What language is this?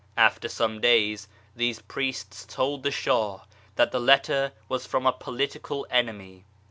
English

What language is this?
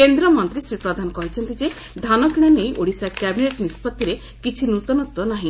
Odia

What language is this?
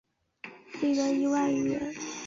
Chinese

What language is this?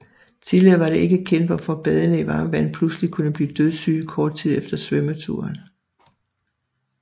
Danish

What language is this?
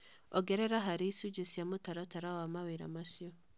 Kikuyu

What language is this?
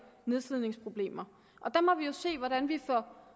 Danish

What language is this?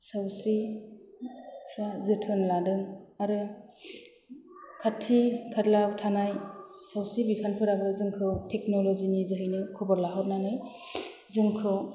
Bodo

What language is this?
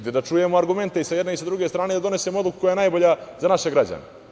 Serbian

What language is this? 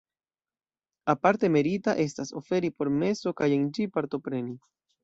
Esperanto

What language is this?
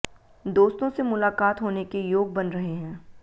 Hindi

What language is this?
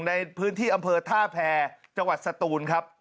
Thai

